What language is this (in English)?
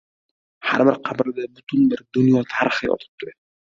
Uzbek